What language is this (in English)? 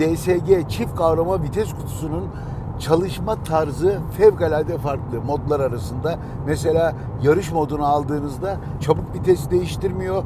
Turkish